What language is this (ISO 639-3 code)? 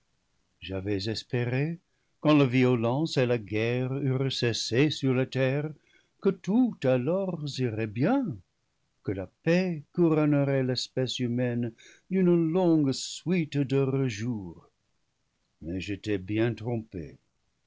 fra